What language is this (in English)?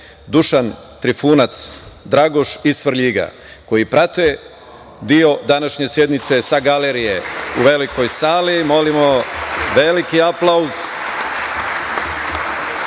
Serbian